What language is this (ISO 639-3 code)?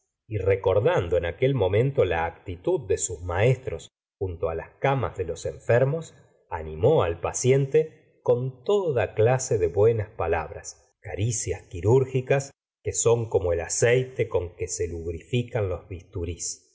spa